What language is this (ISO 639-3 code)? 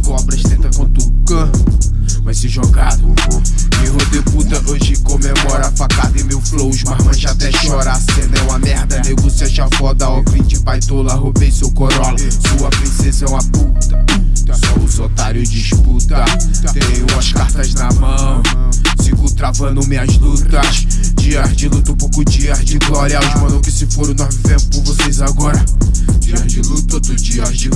por